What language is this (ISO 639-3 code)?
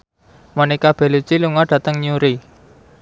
jav